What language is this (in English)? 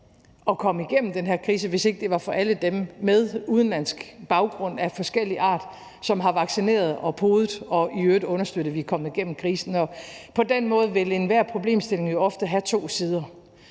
Danish